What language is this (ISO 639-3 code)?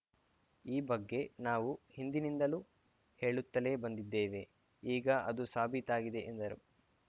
kan